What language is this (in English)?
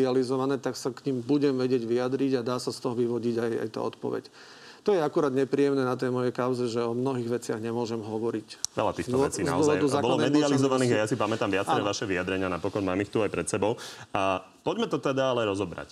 Slovak